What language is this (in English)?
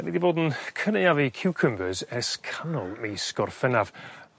Welsh